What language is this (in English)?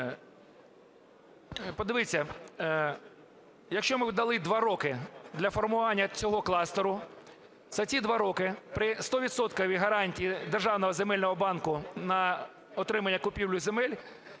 Ukrainian